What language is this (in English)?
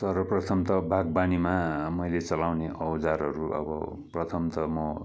Nepali